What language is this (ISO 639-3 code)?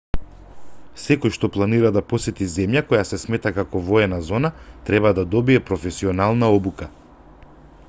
mkd